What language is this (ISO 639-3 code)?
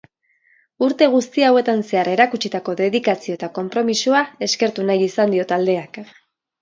eus